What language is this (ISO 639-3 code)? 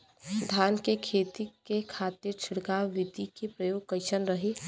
bho